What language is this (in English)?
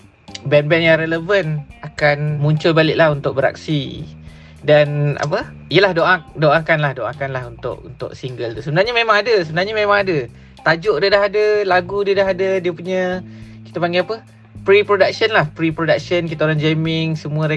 Malay